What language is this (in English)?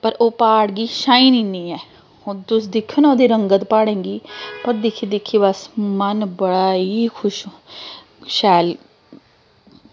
Dogri